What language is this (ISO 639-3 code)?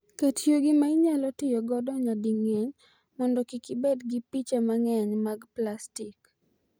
luo